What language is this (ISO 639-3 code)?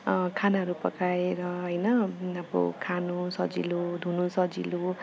nep